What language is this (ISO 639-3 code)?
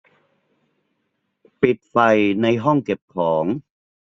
tha